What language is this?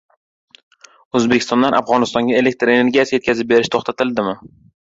Uzbek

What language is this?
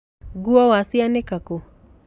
Kikuyu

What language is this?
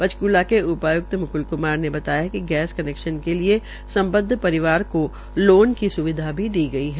Hindi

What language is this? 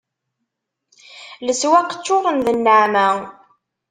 Kabyle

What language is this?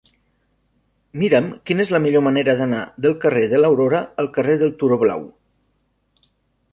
Catalan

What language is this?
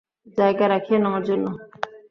Bangla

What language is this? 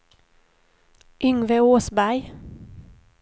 Swedish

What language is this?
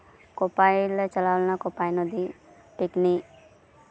Santali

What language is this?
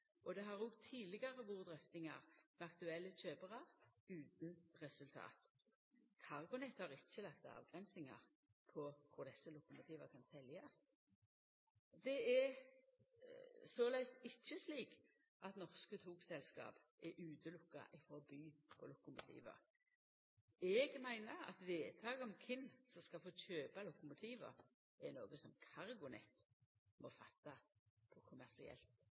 Norwegian Nynorsk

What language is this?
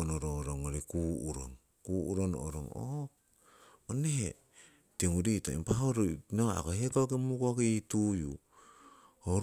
Siwai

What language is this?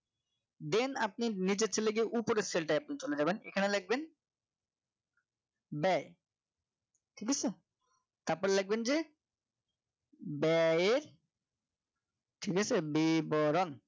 Bangla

